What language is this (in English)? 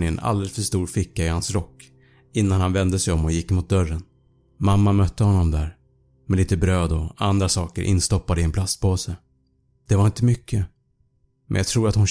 Swedish